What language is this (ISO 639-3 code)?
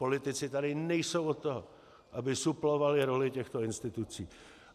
ces